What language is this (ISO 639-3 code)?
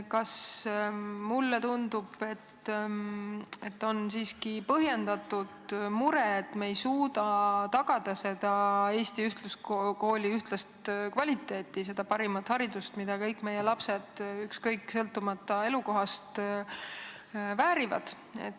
est